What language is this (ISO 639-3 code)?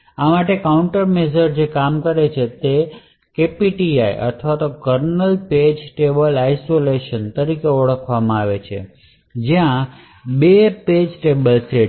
guj